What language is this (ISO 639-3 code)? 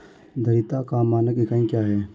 hin